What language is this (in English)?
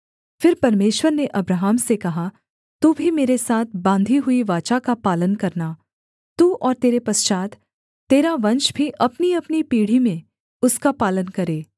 Hindi